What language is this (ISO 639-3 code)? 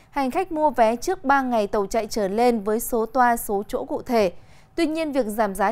vie